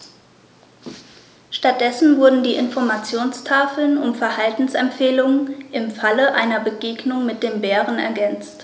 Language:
German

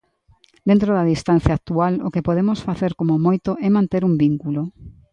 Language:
Galician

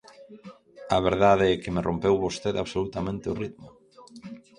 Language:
Galician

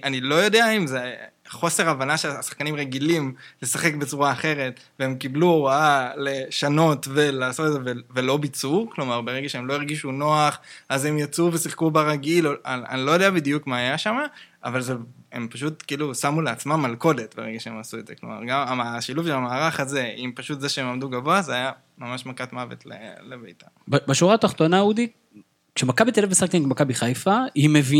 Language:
Hebrew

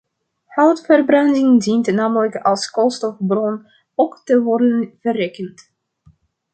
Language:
Dutch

